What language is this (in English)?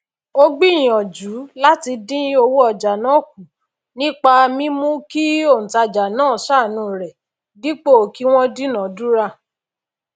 Yoruba